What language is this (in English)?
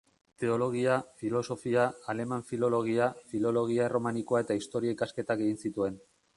Basque